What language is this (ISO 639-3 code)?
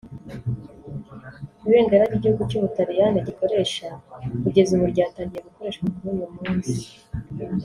kin